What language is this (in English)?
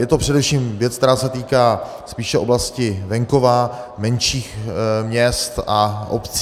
Czech